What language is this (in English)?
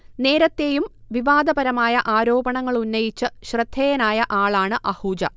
Malayalam